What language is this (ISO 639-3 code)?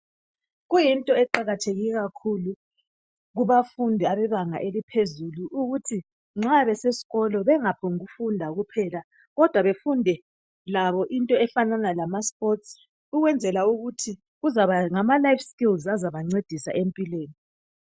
nde